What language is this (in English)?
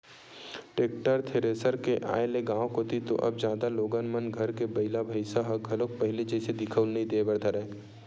Chhattisgarhi